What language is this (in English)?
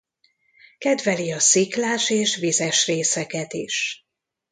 Hungarian